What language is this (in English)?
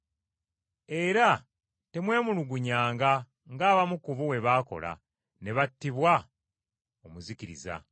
Ganda